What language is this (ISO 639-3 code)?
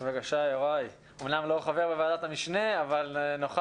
heb